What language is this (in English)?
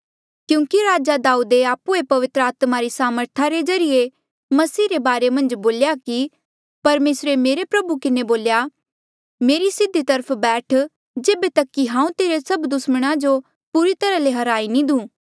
Mandeali